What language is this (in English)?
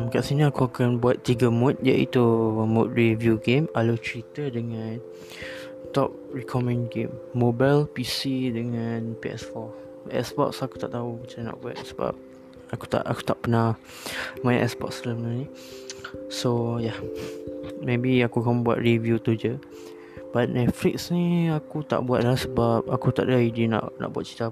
Malay